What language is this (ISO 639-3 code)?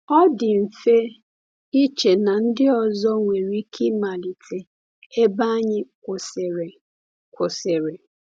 ibo